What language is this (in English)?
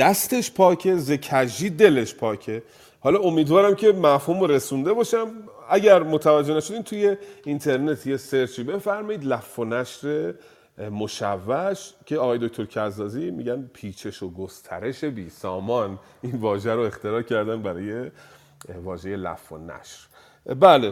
Persian